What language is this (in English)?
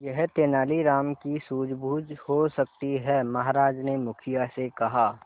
Hindi